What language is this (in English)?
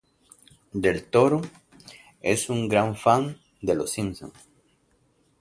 Spanish